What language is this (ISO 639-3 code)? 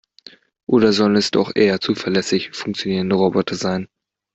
deu